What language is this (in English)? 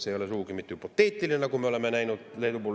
Estonian